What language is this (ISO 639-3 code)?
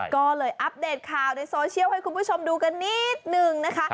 tha